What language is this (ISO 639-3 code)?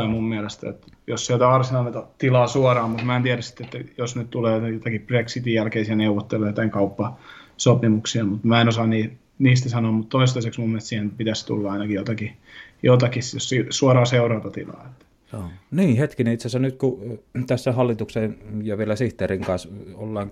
fin